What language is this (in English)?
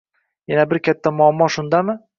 Uzbek